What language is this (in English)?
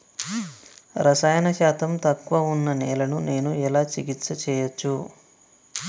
Telugu